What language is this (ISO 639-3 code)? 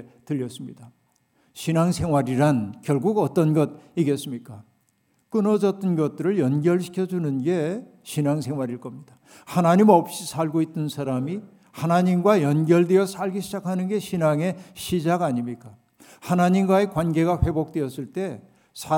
kor